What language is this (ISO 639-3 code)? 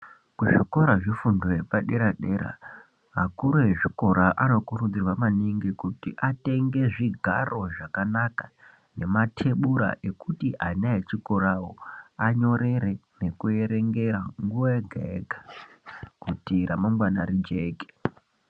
ndc